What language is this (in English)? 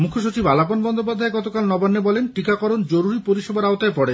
Bangla